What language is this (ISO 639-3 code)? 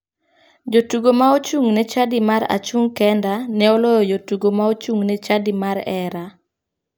luo